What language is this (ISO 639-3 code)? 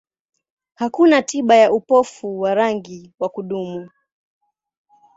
swa